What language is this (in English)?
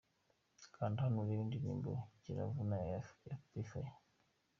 Kinyarwanda